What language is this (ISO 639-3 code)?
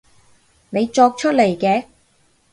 yue